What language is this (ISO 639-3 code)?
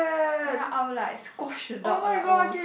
eng